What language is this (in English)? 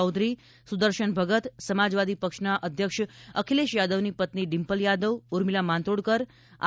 Gujarati